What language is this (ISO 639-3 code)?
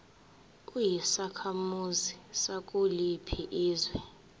zul